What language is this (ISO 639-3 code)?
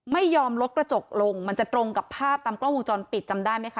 tha